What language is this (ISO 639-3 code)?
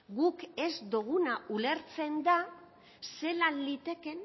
eus